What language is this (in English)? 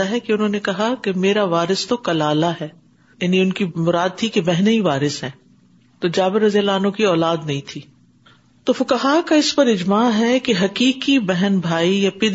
Urdu